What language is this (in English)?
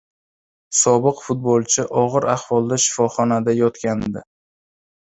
Uzbek